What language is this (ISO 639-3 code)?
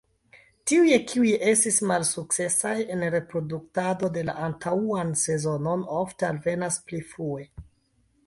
epo